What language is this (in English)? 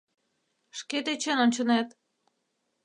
Mari